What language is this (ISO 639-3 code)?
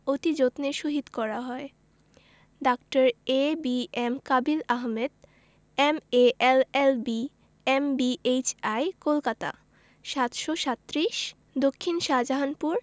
ben